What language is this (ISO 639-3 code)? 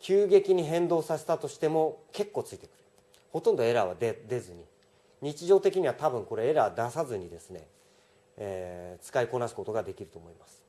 jpn